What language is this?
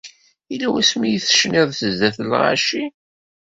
Kabyle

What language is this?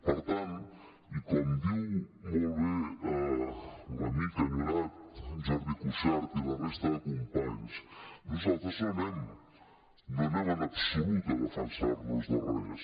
Catalan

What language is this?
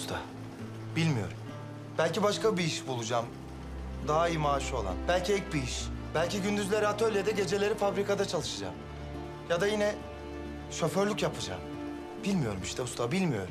Turkish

